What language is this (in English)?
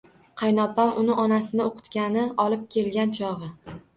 Uzbek